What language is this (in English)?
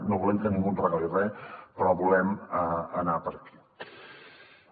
Catalan